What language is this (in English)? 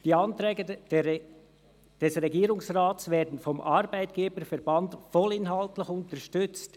Swiss German